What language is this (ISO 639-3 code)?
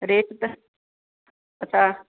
snd